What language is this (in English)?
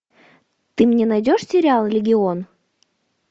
Russian